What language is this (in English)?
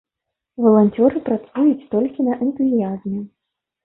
Belarusian